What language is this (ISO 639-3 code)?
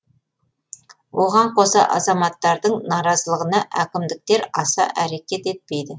kaz